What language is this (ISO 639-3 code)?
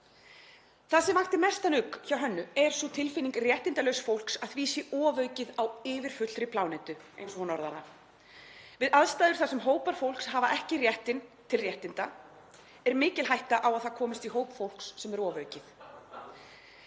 isl